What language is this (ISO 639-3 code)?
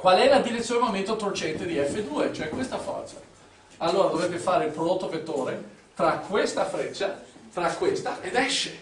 ita